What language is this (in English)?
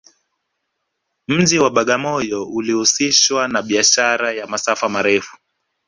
Swahili